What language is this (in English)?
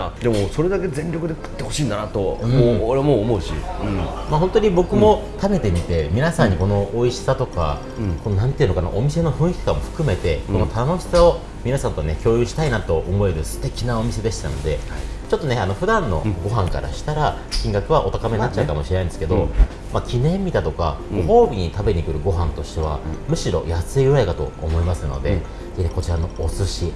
Japanese